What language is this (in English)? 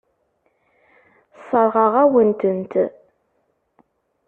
Kabyle